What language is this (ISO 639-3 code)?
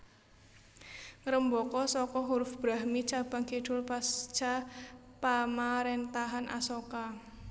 jav